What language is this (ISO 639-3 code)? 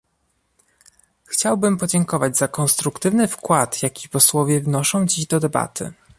pol